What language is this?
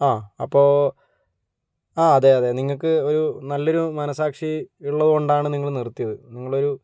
Malayalam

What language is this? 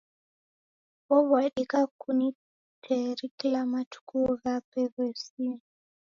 Taita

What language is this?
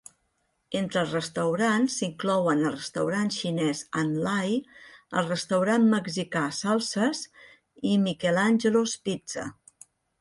Catalan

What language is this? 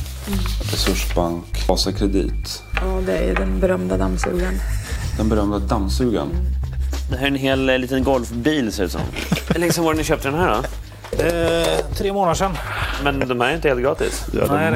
Swedish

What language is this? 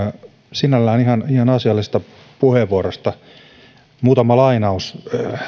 Finnish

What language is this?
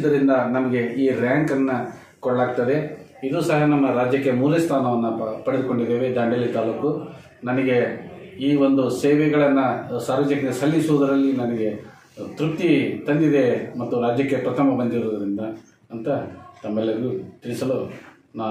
Kannada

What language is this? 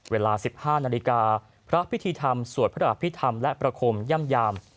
Thai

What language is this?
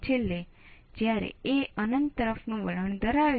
Gujarati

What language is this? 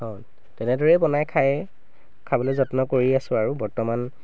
Assamese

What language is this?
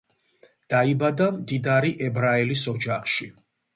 Georgian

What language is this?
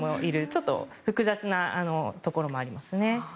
Japanese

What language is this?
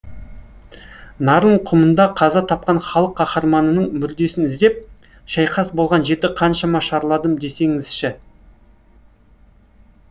Kazakh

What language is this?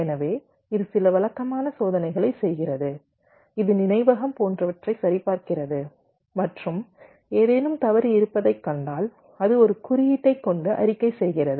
Tamil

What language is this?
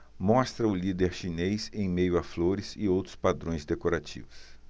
Portuguese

